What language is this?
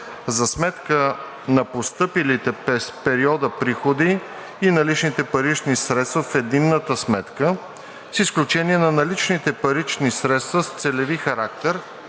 Bulgarian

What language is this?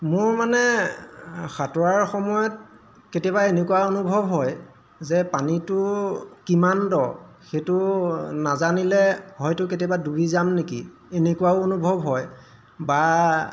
Assamese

